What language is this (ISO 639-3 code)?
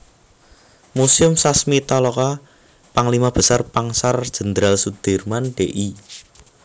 jav